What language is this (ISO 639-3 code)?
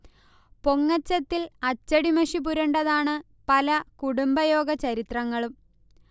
mal